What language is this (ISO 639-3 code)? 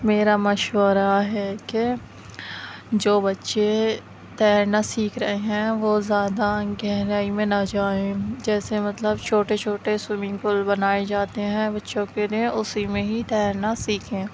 urd